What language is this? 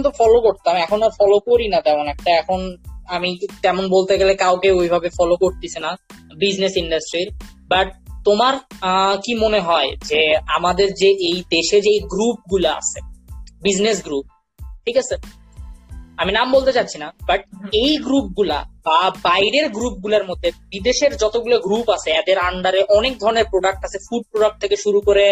Bangla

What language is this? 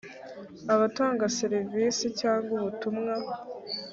Kinyarwanda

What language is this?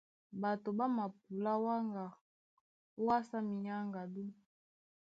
Duala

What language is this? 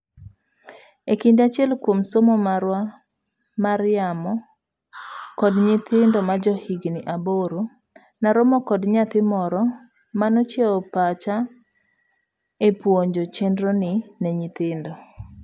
Luo (Kenya and Tanzania)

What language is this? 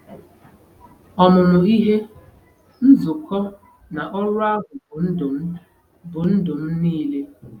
Igbo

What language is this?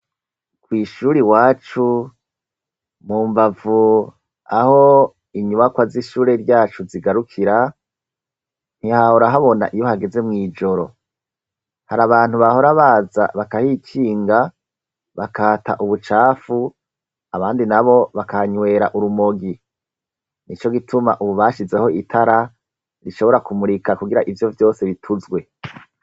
Rundi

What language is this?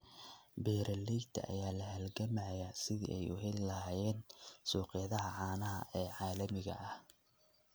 Somali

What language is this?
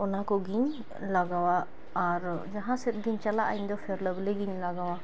Santali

